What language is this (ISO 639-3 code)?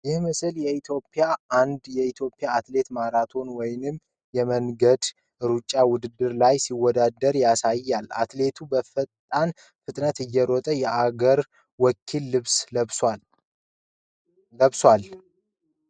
amh